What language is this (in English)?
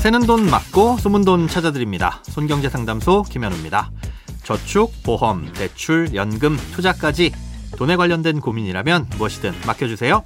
Korean